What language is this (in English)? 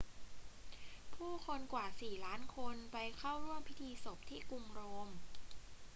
Thai